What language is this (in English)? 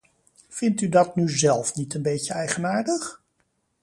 Dutch